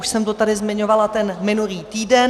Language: Czech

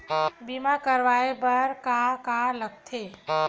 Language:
Chhattisgarhi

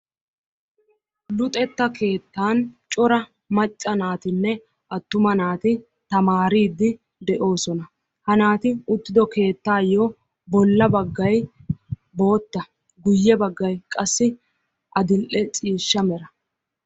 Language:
Wolaytta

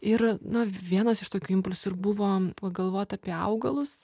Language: Lithuanian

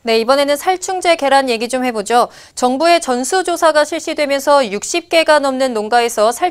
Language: Korean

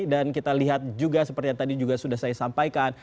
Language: Indonesian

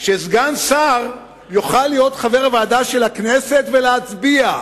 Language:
Hebrew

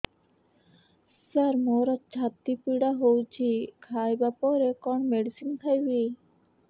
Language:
Odia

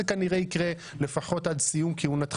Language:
Hebrew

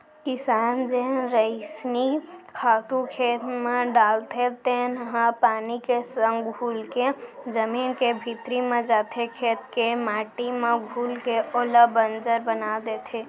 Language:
Chhattisgarhi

